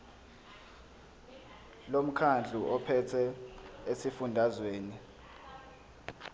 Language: Zulu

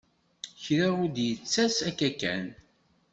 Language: Kabyle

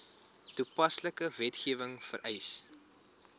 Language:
Afrikaans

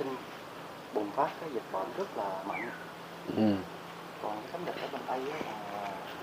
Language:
Vietnamese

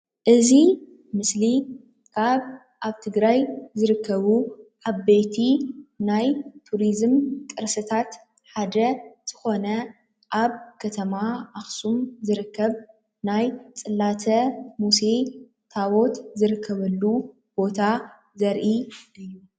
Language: Tigrinya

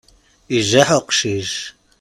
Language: Kabyle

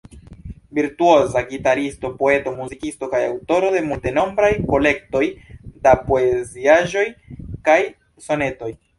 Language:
Esperanto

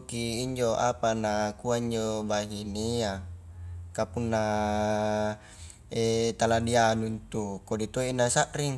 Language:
Highland Konjo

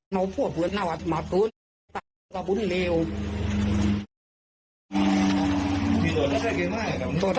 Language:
Thai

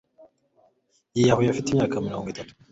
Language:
Kinyarwanda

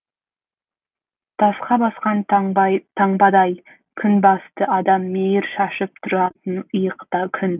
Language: Kazakh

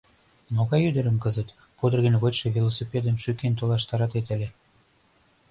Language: Mari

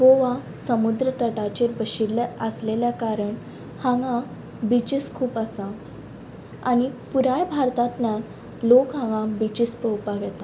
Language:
Konkani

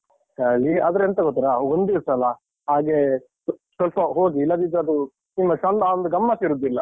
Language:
Kannada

